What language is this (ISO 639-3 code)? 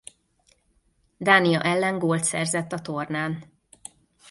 hun